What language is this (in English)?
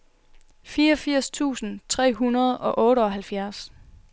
Danish